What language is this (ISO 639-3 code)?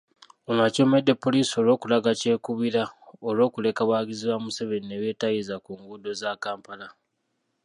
lug